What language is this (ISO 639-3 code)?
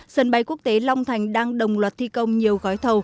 vie